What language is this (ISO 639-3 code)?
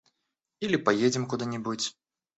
rus